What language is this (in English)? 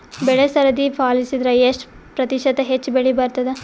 Kannada